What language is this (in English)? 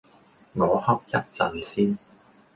Cantonese